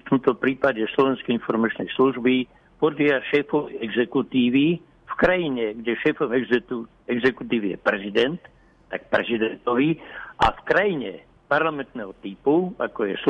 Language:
Slovak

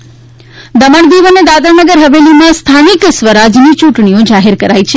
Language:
Gujarati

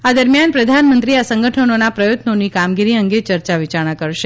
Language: Gujarati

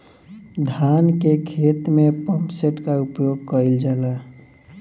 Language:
Bhojpuri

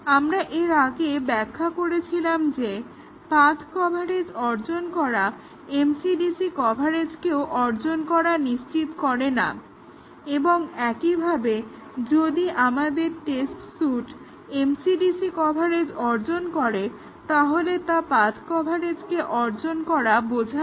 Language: Bangla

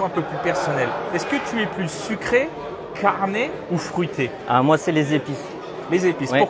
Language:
French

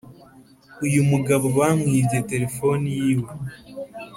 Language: Kinyarwanda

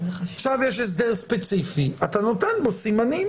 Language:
Hebrew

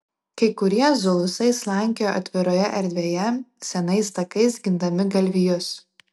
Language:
Lithuanian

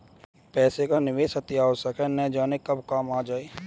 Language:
Hindi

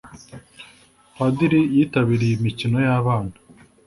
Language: Kinyarwanda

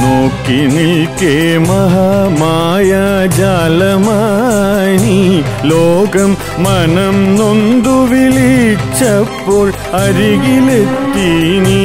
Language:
Malayalam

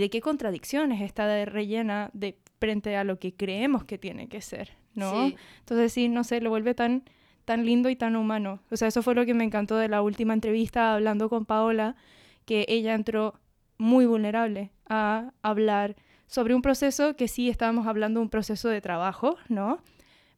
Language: Spanish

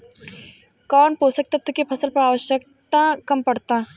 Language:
Bhojpuri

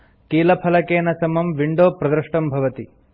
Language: Sanskrit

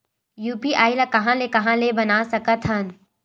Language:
Chhattisgarhi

